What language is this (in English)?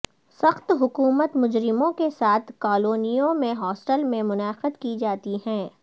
Urdu